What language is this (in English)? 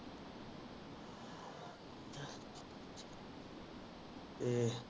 Punjabi